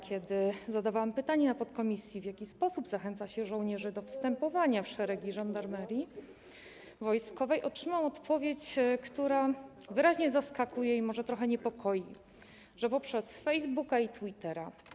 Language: Polish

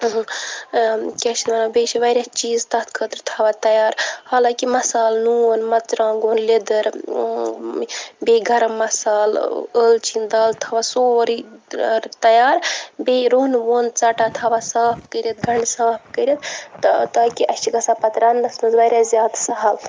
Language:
Kashmiri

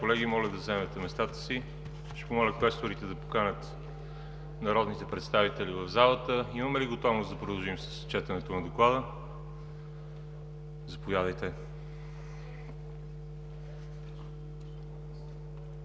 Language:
Bulgarian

